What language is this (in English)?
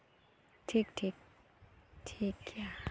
Santali